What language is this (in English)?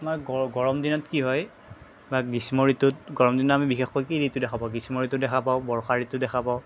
Assamese